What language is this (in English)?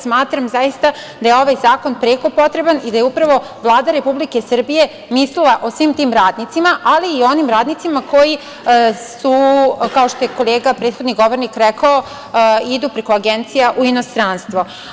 Serbian